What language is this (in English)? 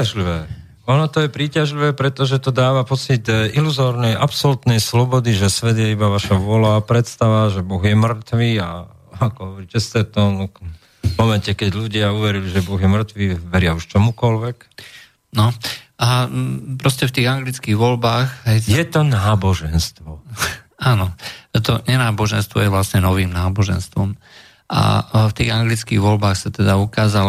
Slovak